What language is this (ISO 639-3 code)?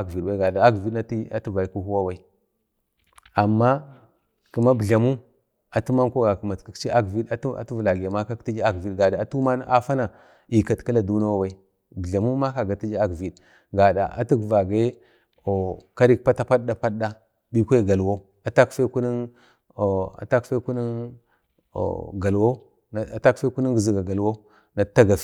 bde